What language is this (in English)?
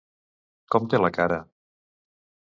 Catalan